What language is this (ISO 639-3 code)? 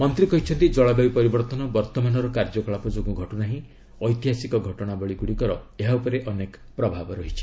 ori